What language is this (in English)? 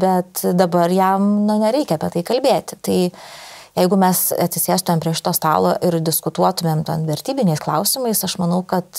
Lithuanian